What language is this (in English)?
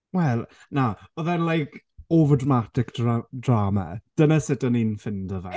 Welsh